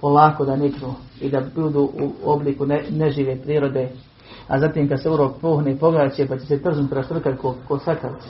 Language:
Croatian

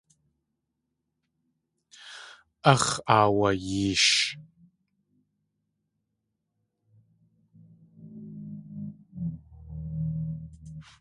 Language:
Tlingit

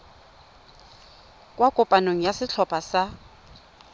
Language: Tswana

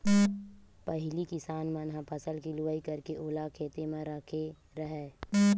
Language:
Chhattisgarhi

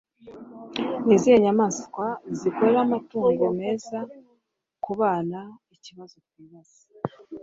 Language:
Kinyarwanda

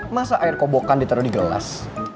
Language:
Indonesian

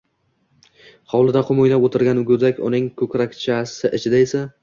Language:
Uzbek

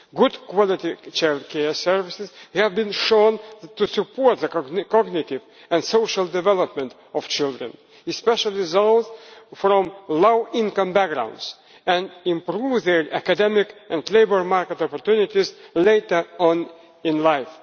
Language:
English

